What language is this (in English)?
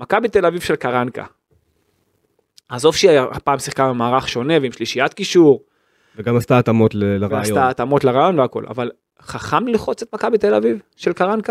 Hebrew